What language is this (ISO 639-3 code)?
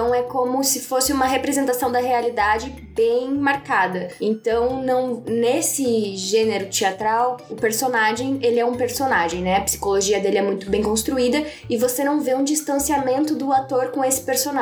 por